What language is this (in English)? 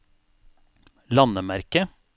Norwegian